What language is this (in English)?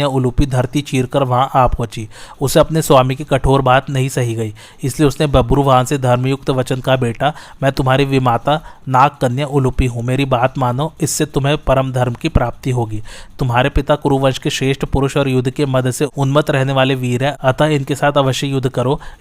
Hindi